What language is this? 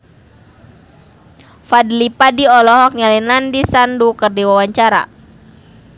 Sundanese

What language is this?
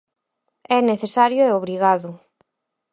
Galician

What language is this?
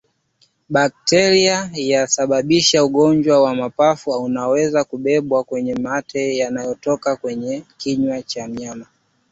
Swahili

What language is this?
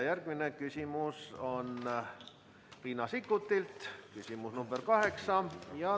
Estonian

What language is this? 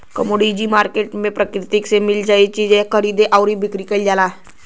Bhojpuri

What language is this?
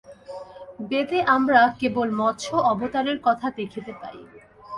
Bangla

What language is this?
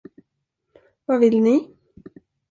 Swedish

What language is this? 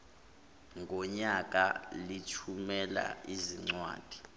Zulu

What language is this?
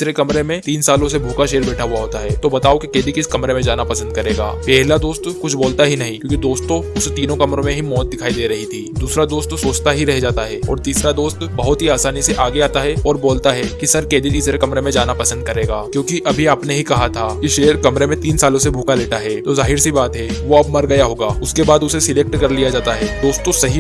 Hindi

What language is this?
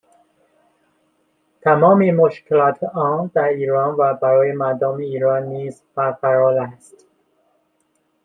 Persian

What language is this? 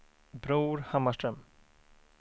Swedish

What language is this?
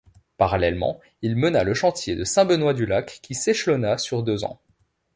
French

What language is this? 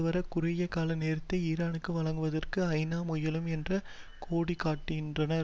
Tamil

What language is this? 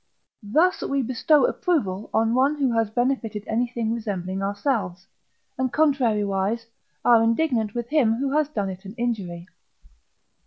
English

